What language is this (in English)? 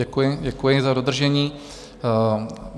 Czech